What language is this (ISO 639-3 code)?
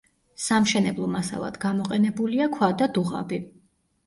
kat